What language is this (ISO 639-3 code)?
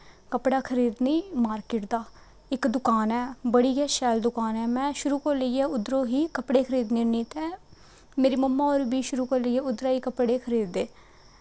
doi